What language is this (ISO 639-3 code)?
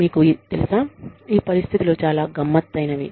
tel